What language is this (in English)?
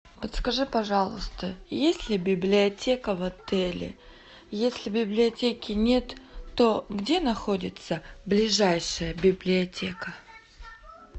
Russian